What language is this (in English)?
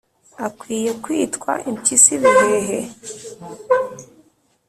Kinyarwanda